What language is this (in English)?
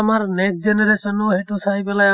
Assamese